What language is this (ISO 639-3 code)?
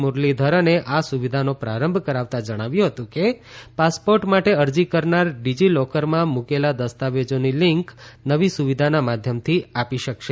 guj